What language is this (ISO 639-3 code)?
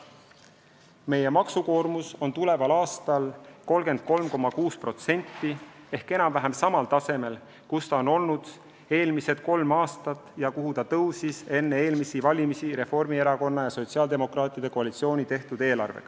est